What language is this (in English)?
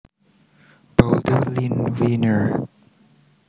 Javanese